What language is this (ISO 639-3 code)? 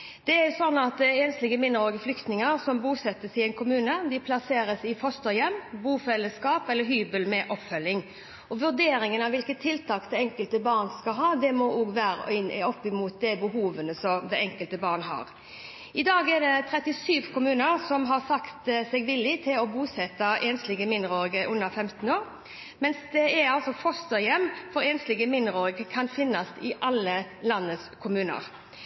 nob